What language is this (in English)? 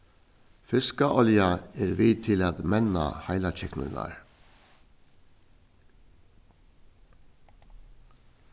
Faroese